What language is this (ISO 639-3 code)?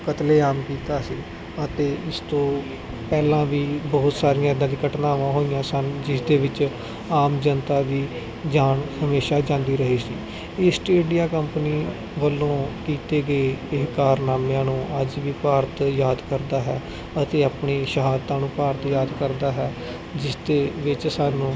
pan